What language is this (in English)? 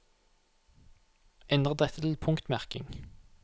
Norwegian